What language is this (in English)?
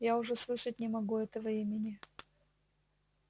Russian